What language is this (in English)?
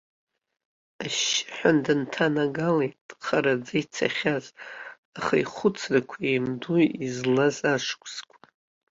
Abkhazian